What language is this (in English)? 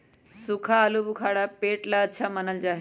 Magahi